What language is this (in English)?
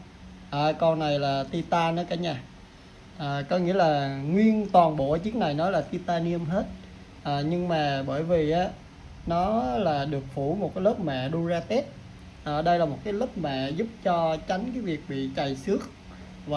Vietnamese